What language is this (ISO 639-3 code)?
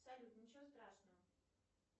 rus